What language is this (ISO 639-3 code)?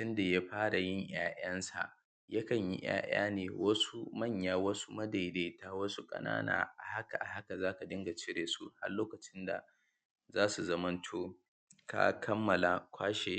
hau